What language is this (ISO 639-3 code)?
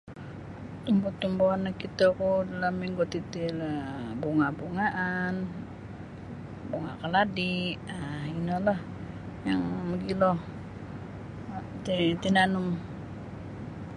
bsy